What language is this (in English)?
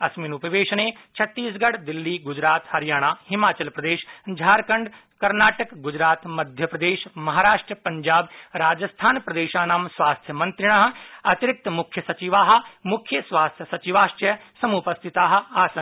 Sanskrit